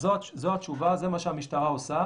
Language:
Hebrew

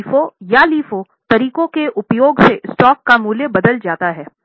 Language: Hindi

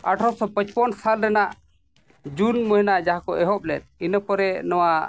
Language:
Santali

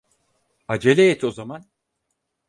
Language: Turkish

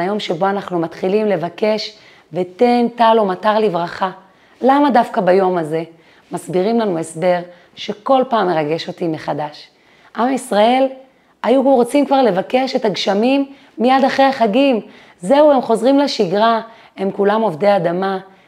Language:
Hebrew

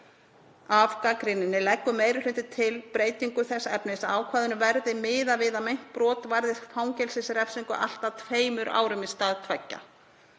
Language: Icelandic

